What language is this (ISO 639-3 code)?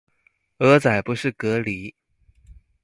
zho